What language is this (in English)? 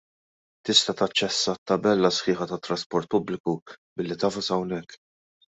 Maltese